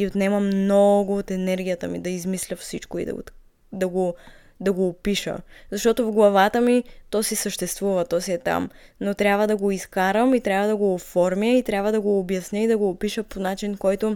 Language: Bulgarian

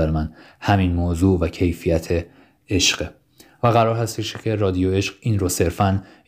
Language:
Persian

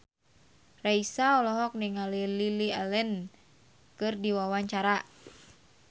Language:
Sundanese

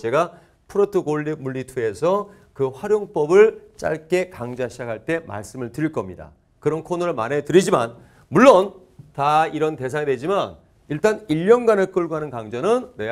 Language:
Korean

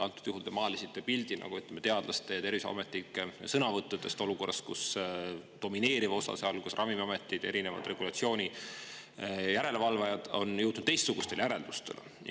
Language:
Estonian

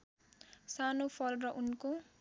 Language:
Nepali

